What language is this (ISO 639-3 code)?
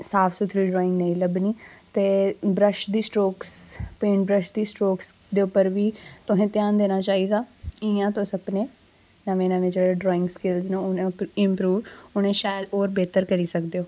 doi